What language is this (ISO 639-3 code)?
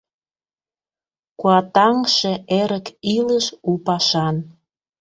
chm